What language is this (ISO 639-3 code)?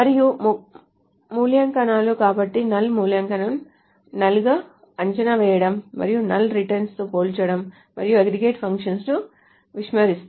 tel